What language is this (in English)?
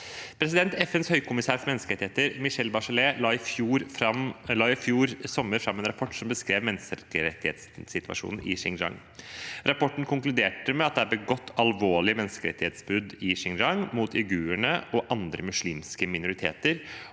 Norwegian